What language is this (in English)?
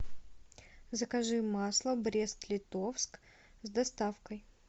Russian